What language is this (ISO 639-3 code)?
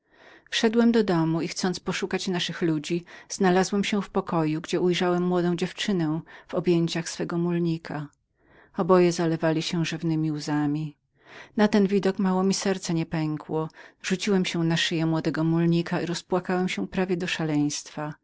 pol